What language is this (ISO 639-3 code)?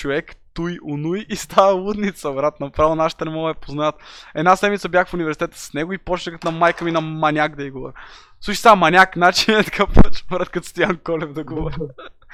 bul